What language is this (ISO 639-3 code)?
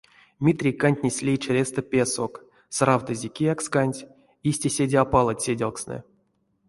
myv